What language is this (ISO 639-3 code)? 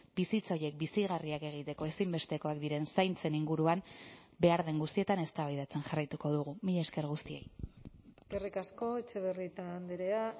eus